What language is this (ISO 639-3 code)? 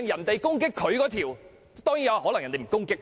yue